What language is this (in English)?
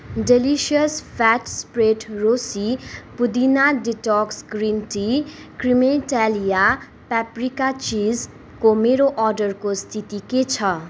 Nepali